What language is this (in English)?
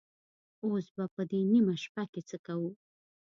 Pashto